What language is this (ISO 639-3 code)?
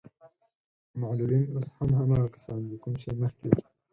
pus